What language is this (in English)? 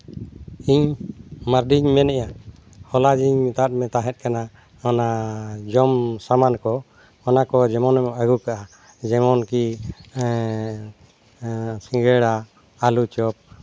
Santali